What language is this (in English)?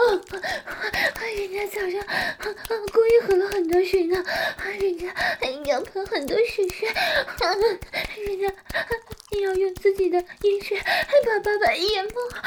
Chinese